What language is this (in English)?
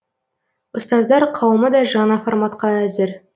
Kazakh